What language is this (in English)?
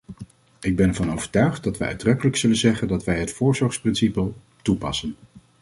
Dutch